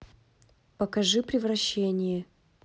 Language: Russian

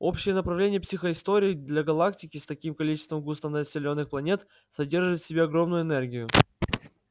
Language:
Russian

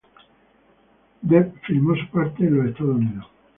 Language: Spanish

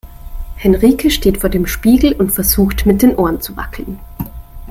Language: German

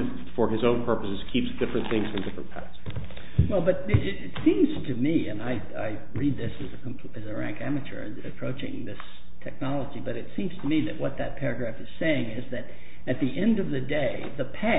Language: English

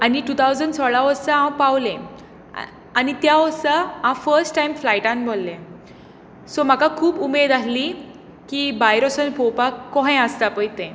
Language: Konkani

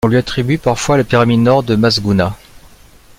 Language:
French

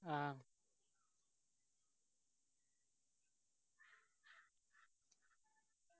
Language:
Malayalam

